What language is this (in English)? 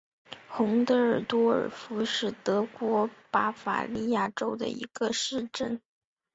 Chinese